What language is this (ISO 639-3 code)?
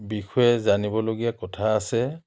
asm